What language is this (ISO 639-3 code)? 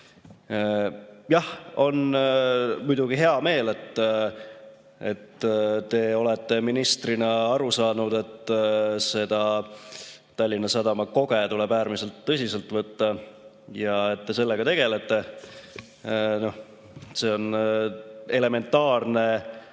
est